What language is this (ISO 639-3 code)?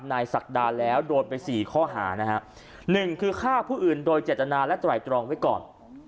tha